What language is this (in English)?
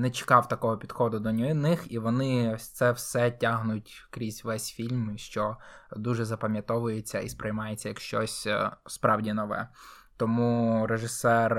Ukrainian